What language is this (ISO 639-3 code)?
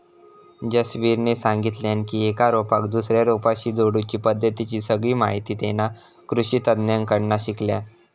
mar